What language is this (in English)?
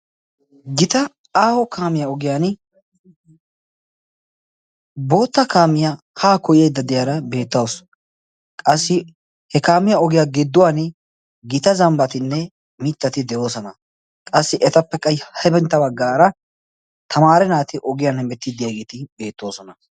Wolaytta